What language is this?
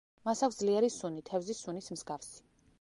Georgian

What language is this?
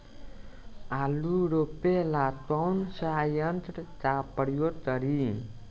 Bhojpuri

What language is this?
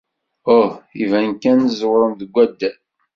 Kabyle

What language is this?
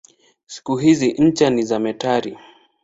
Swahili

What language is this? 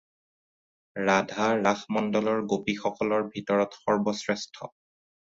Assamese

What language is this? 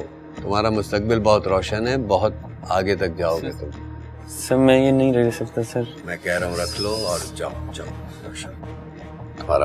Hindi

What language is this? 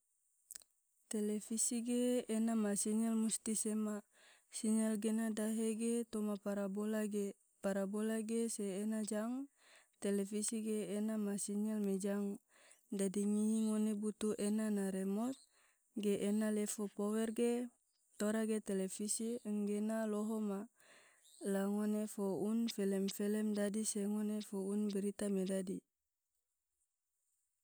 Tidore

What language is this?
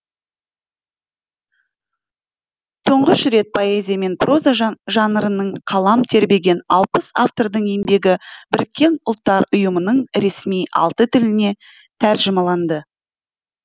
Kazakh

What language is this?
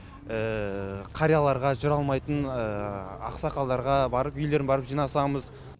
Kazakh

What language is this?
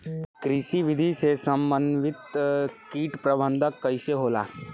Bhojpuri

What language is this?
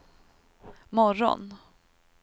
Swedish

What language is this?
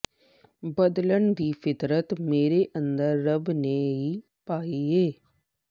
Punjabi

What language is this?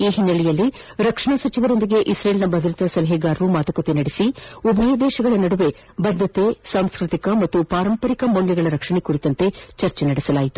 Kannada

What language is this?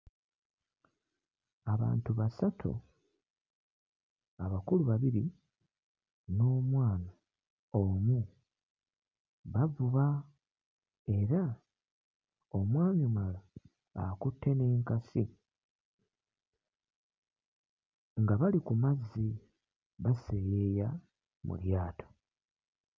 Ganda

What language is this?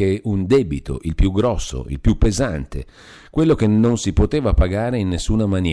Italian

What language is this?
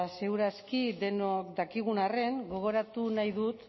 Basque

